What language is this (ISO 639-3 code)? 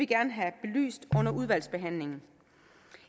dan